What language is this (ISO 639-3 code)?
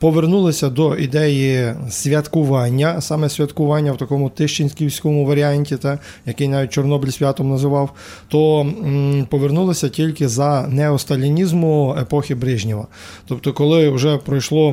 ukr